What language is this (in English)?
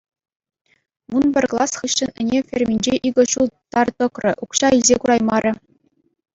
Chuvash